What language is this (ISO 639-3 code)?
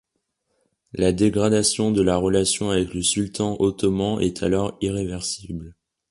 fra